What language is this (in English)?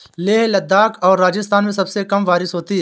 Hindi